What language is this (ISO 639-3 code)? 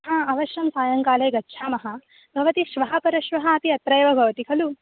san